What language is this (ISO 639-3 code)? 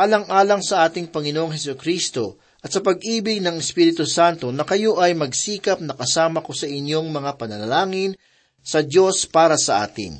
fil